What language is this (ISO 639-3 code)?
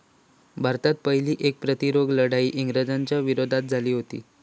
mar